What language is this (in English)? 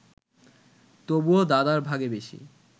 Bangla